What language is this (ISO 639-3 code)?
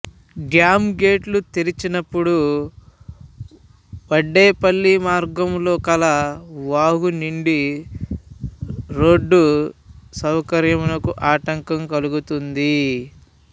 tel